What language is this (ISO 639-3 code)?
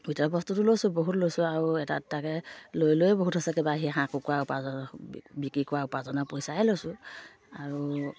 asm